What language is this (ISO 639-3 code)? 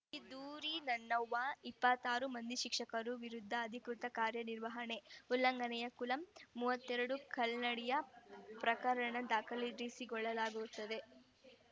kan